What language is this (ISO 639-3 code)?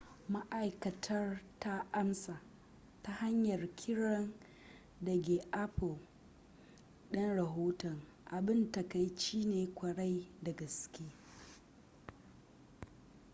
hau